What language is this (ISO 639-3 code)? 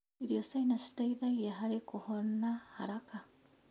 kik